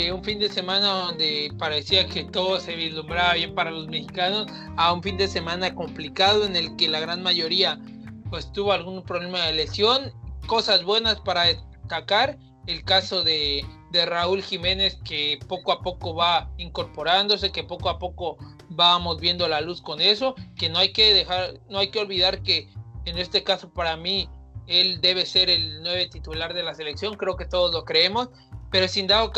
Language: Spanish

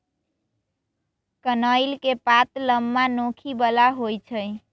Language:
Magahi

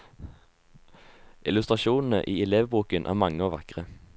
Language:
Norwegian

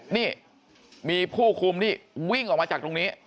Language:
Thai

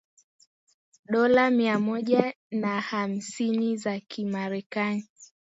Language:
Swahili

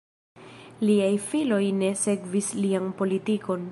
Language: Esperanto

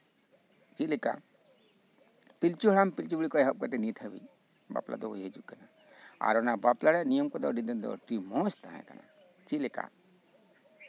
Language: Santali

